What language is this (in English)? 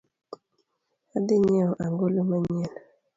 Luo (Kenya and Tanzania)